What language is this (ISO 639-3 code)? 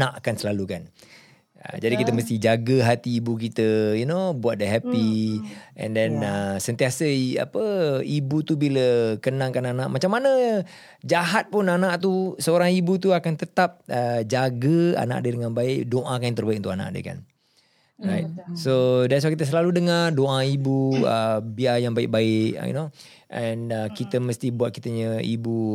msa